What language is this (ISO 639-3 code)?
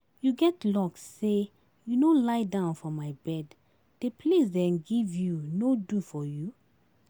pcm